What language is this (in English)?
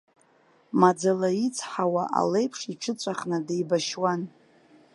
Abkhazian